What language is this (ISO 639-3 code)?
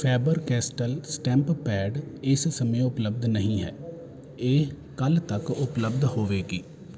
pan